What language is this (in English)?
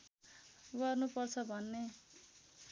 Nepali